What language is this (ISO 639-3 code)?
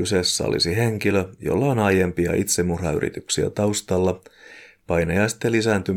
fin